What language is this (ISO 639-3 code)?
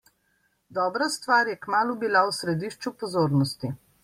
slv